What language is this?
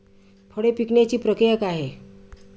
Marathi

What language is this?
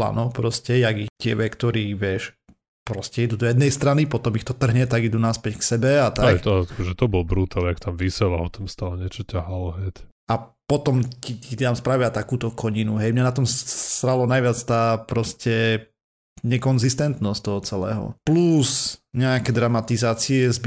Slovak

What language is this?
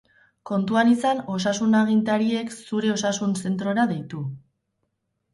Basque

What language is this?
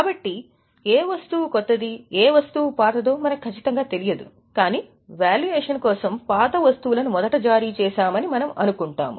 Telugu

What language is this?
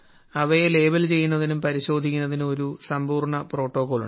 Malayalam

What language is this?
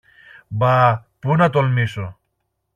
Greek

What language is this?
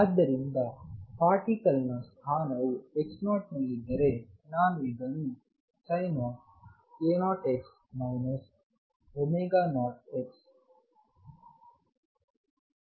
Kannada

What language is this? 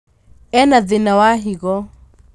Kikuyu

